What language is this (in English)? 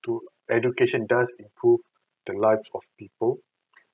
English